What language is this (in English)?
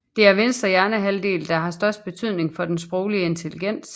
Danish